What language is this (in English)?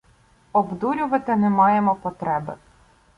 Ukrainian